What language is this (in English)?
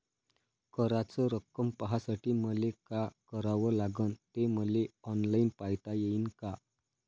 Marathi